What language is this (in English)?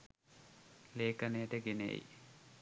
Sinhala